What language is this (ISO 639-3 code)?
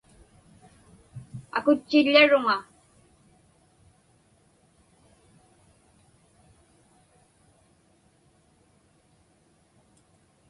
ipk